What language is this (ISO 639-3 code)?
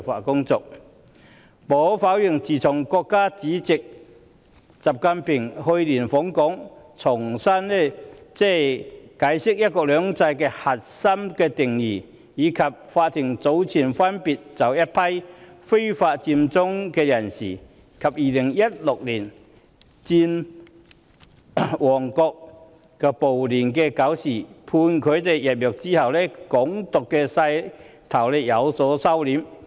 yue